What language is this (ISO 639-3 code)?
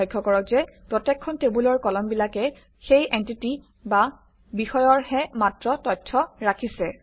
asm